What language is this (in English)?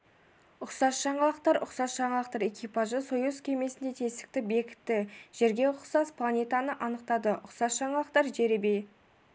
Kazakh